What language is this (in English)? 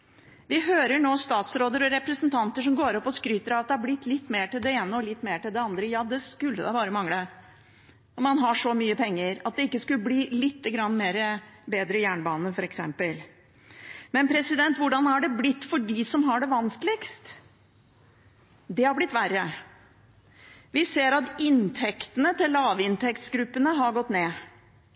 Norwegian Bokmål